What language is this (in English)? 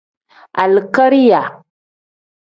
Tem